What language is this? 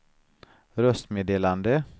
Swedish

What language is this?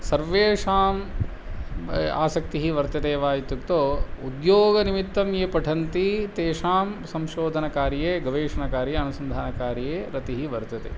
Sanskrit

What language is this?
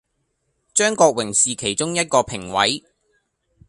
Cantonese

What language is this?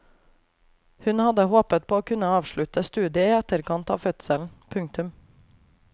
Norwegian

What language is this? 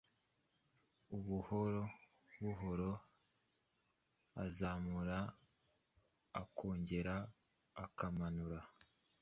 Kinyarwanda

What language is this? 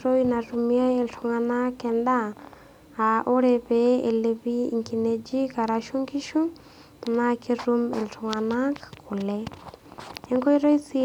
Masai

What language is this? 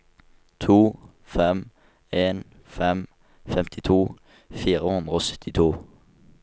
Norwegian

